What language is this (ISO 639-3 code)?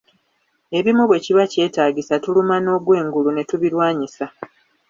lug